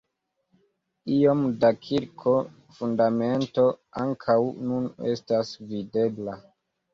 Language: Esperanto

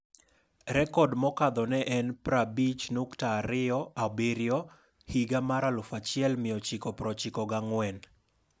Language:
Luo (Kenya and Tanzania)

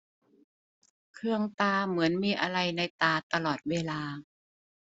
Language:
Thai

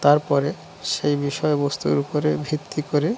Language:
Bangla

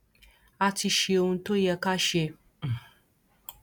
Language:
Yoruba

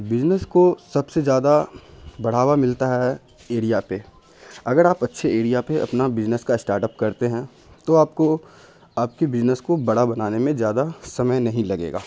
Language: Urdu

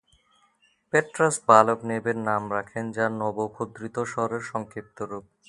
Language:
Bangla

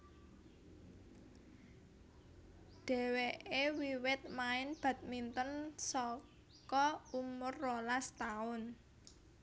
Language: Javanese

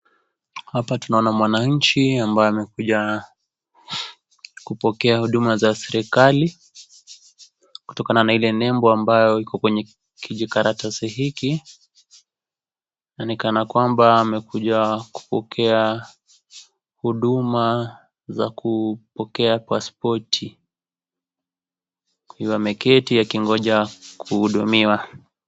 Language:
Swahili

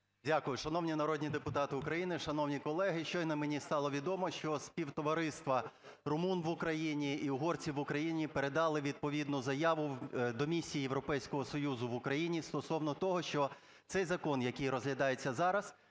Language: Ukrainian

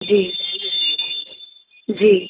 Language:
Sindhi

